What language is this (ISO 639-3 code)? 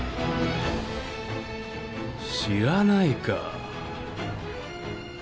jpn